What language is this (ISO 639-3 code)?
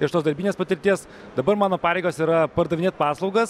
lit